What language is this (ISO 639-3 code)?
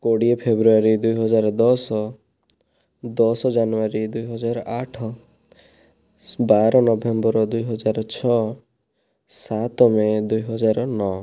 ori